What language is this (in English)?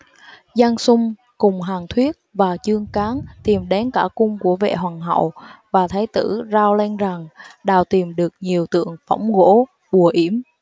Vietnamese